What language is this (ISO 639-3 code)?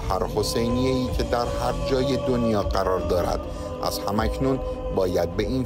fas